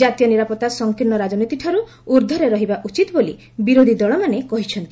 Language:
Odia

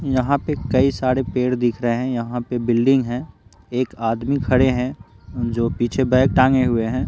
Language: Hindi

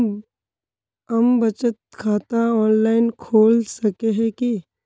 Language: Magahi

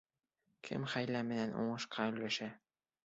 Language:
Bashkir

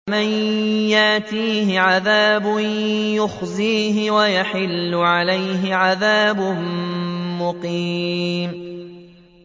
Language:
Arabic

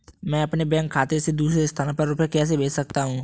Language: Hindi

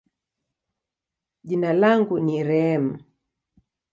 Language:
Swahili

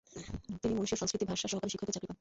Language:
Bangla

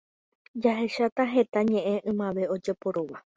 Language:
Guarani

